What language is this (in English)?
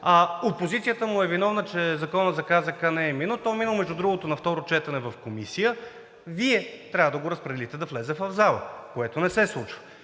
Bulgarian